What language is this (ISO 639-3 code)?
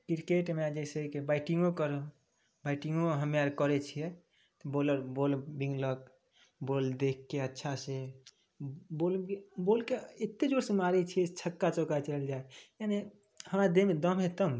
mai